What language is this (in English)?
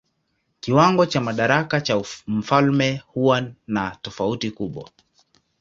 Swahili